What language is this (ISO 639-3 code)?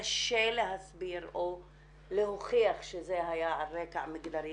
heb